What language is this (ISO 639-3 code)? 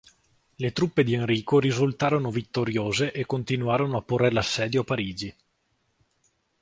ita